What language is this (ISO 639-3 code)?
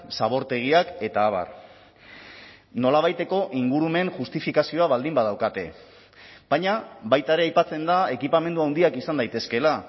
eus